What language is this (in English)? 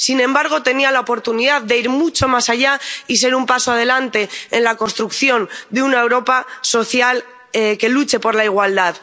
Spanish